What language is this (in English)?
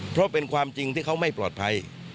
Thai